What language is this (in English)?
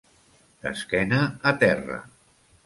Catalan